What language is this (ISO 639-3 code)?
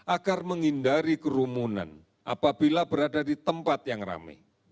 ind